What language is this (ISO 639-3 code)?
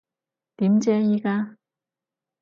yue